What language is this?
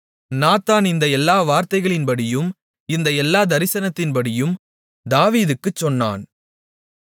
Tamil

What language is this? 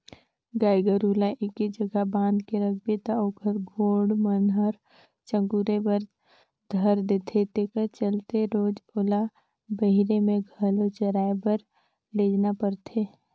Chhattisgarhi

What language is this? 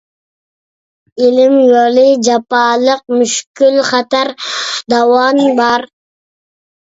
Uyghur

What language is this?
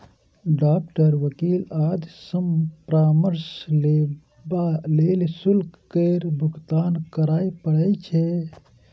Maithili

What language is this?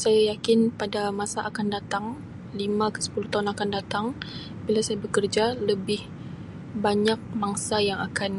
Sabah Malay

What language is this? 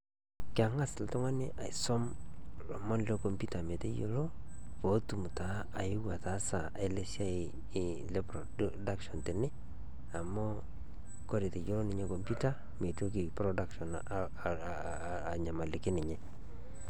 Masai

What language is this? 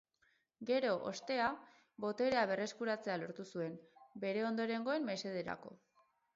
Basque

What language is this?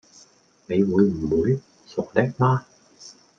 Cantonese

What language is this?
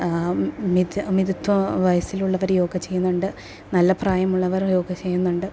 Malayalam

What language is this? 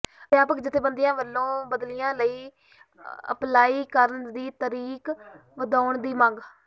Punjabi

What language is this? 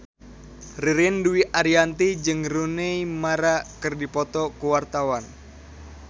Sundanese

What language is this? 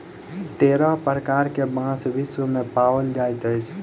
Maithili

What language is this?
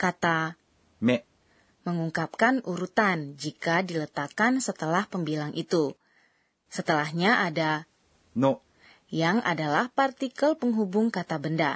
Indonesian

